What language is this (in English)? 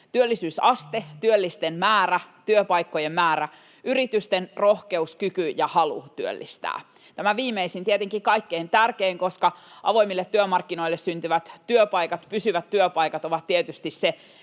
Finnish